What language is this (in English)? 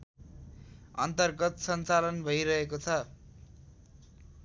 Nepali